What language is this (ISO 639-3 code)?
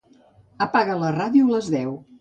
cat